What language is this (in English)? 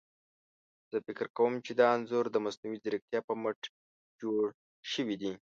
Pashto